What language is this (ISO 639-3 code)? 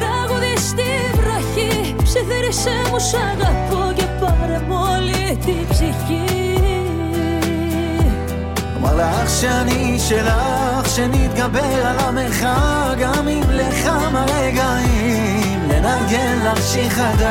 ell